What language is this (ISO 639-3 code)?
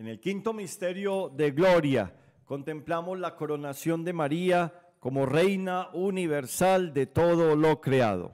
spa